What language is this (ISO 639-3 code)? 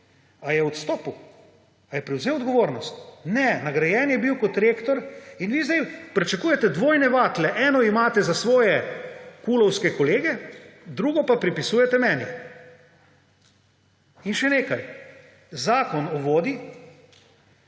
slv